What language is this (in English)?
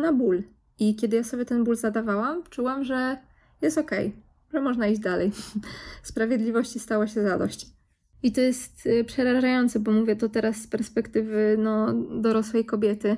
Polish